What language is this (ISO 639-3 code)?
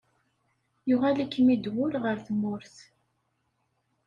kab